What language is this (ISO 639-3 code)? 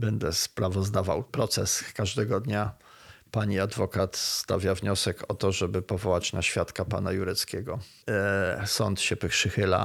pol